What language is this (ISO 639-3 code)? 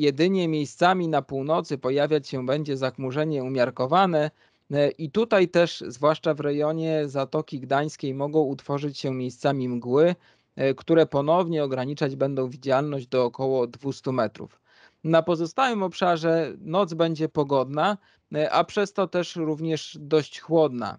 pol